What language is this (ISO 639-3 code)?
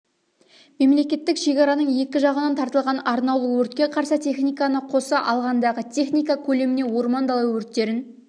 kaz